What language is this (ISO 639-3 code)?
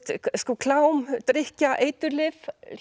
isl